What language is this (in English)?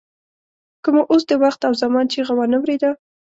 Pashto